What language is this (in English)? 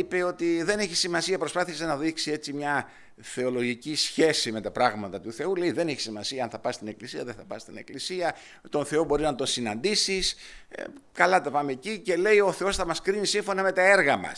Greek